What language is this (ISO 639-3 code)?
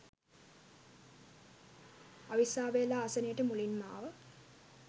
sin